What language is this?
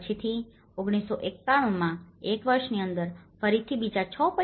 Gujarati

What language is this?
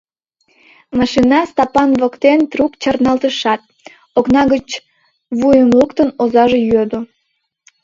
Mari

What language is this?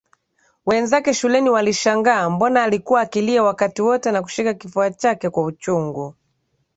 Swahili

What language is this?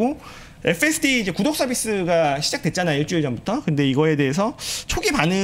Korean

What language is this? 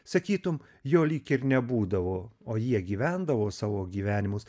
Lithuanian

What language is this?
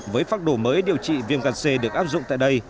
Vietnamese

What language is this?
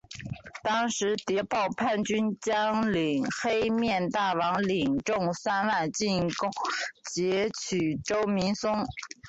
Chinese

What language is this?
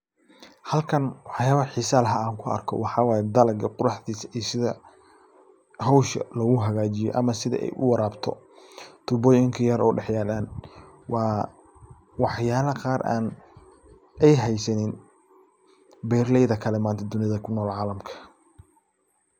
Somali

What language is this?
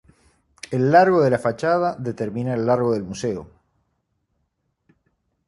Spanish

